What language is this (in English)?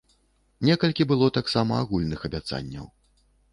Belarusian